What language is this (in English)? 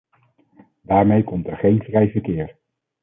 Dutch